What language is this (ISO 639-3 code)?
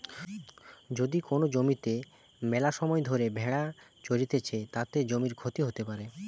ben